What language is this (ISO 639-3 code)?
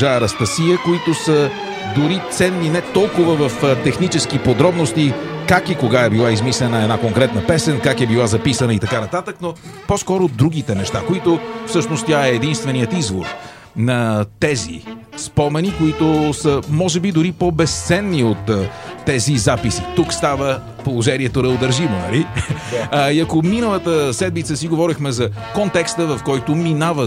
bul